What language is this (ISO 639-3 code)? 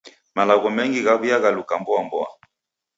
dav